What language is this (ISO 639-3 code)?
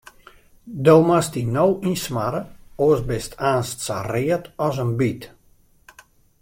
fry